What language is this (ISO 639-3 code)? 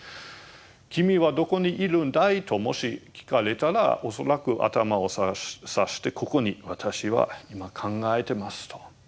jpn